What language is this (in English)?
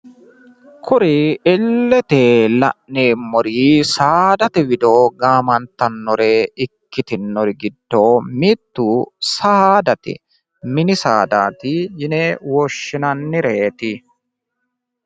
Sidamo